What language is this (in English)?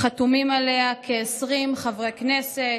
Hebrew